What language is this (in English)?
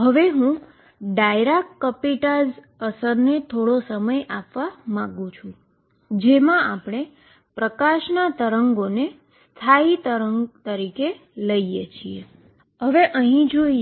Gujarati